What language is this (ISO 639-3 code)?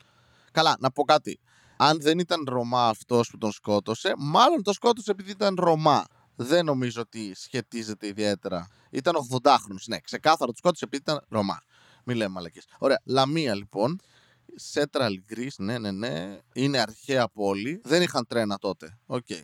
ell